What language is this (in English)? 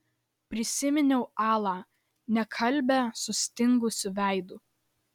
Lithuanian